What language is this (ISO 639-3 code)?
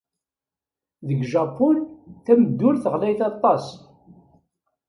kab